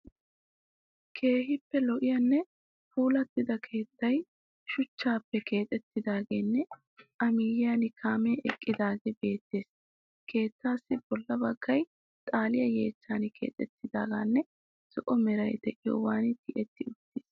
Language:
Wolaytta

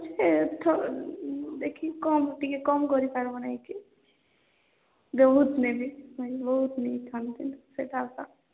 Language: Odia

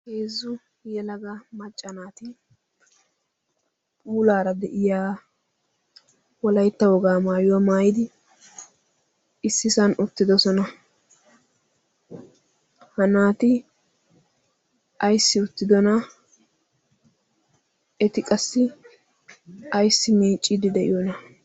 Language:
Wolaytta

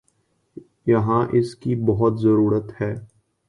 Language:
Urdu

